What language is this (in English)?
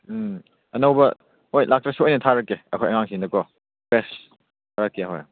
Manipuri